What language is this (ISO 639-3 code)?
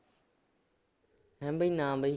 pan